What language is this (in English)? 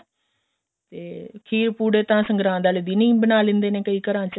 Punjabi